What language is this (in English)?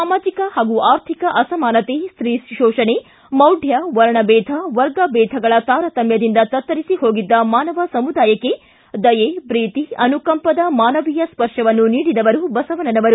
Kannada